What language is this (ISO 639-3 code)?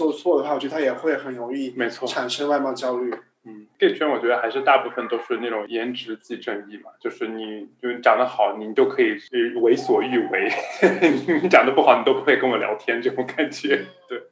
zho